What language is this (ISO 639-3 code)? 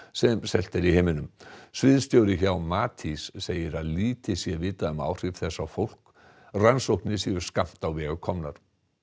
isl